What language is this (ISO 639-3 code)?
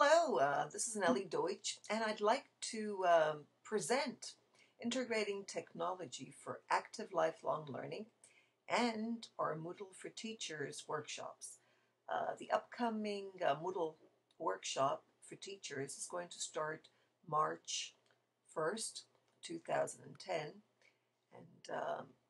eng